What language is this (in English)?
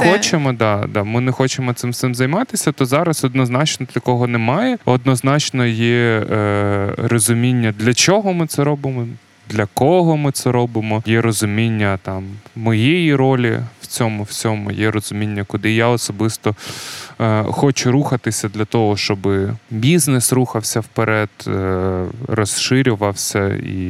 Ukrainian